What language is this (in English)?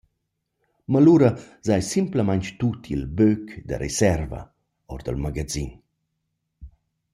Romansh